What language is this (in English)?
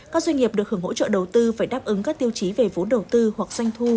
Vietnamese